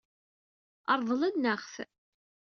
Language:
Kabyle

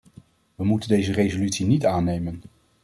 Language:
Dutch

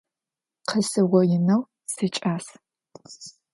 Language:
Adyghe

